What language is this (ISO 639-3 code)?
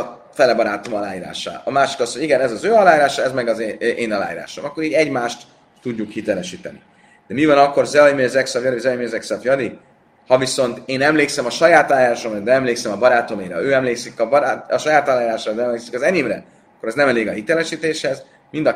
hun